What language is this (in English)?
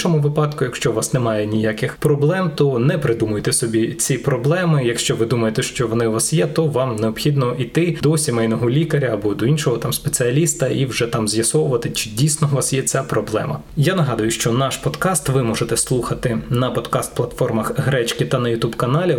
Ukrainian